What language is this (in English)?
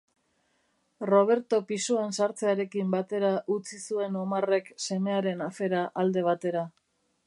Basque